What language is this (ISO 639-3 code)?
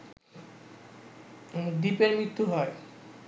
ben